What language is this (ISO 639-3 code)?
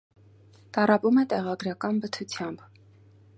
hye